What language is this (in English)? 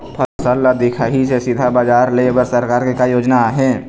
Chhattisgarhi